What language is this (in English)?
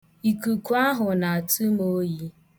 Igbo